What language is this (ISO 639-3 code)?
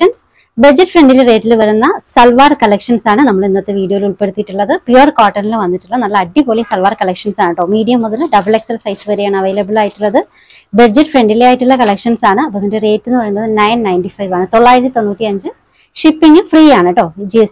mal